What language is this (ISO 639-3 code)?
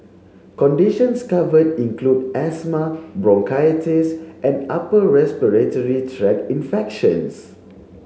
eng